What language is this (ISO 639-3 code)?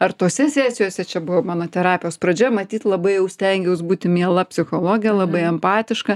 lit